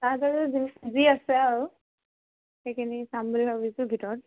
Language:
Assamese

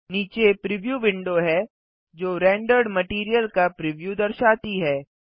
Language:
Hindi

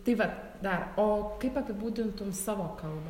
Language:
Lithuanian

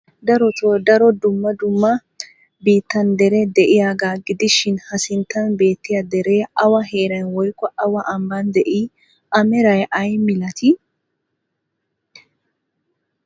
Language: Wolaytta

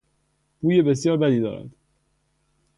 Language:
Persian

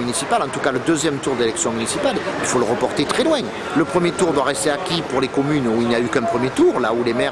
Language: French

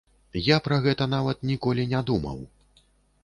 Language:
Belarusian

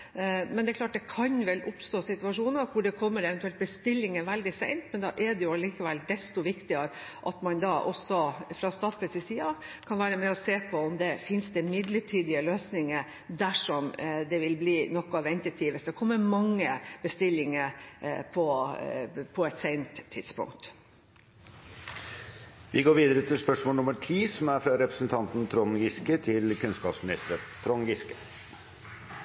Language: Norwegian Bokmål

